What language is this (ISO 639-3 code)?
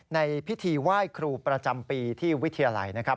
tha